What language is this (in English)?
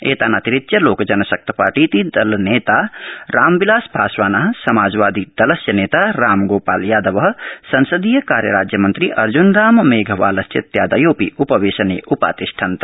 Sanskrit